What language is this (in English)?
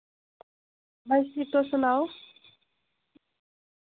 Dogri